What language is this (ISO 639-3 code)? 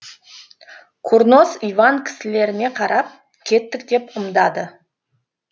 kaz